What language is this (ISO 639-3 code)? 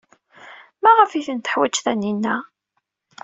kab